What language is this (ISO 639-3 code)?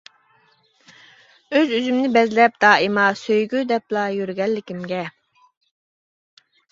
uig